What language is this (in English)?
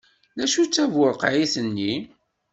Kabyle